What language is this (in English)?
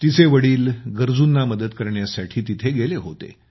Marathi